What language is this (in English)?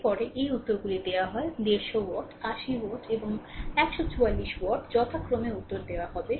Bangla